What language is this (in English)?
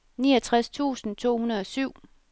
Danish